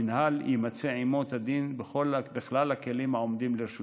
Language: Hebrew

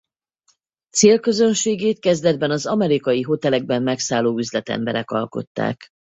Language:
Hungarian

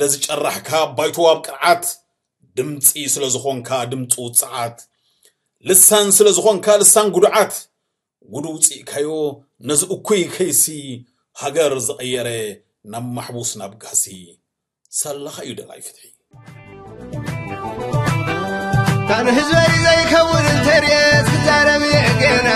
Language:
Arabic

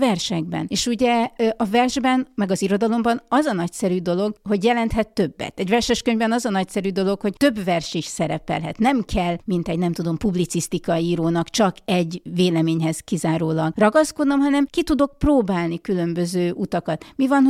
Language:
Hungarian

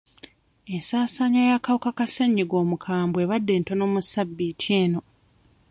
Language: Ganda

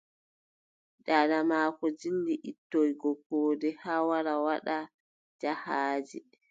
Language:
Adamawa Fulfulde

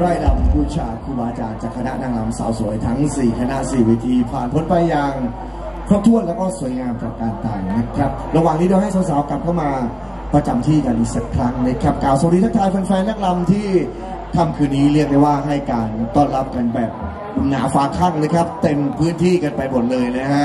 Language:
Thai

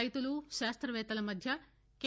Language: Telugu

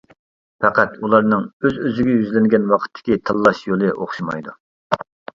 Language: Uyghur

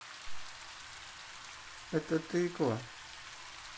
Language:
Russian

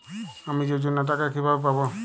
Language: Bangla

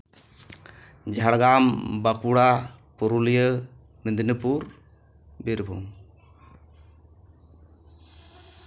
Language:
Santali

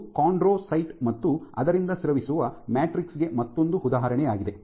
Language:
Kannada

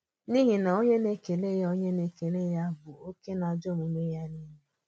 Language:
Igbo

